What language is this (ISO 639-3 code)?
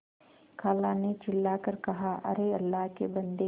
hin